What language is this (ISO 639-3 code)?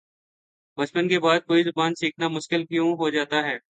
urd